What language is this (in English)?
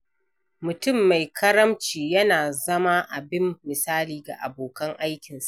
Hausa